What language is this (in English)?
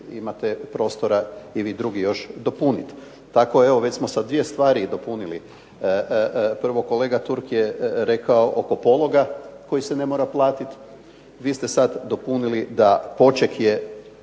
Croatian